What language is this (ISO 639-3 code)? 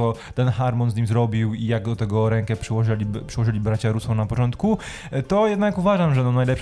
pol